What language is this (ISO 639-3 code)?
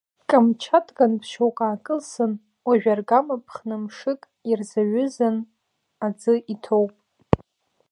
abk